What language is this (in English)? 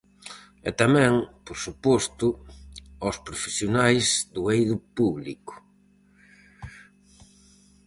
Galician